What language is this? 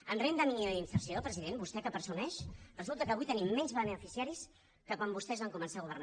Catalan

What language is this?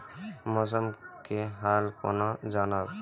Maithili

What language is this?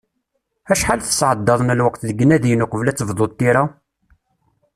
Kabyle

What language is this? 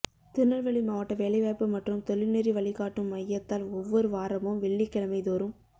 Tamil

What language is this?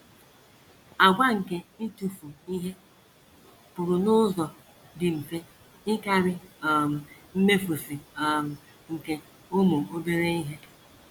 Igbo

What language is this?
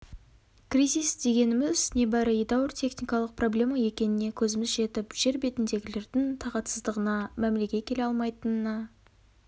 Kazakh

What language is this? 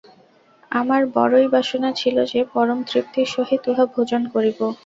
Bangla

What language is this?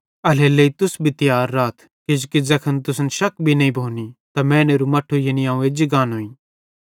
Bhadrawahi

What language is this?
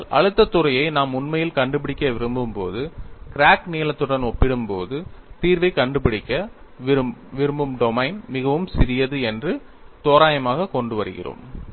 Tamil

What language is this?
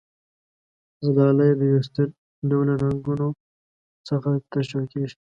Pashto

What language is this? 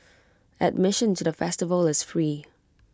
English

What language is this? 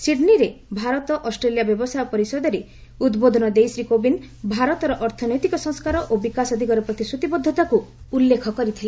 Odia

